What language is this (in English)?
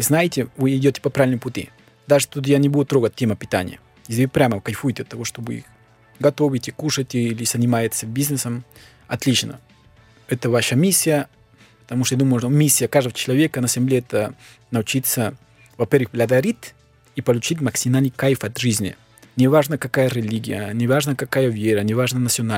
Russian